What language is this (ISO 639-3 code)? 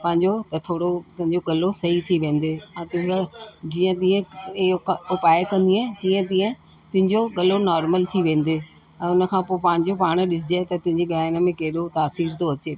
snd